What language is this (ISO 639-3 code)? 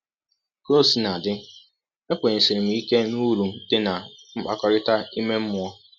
ibo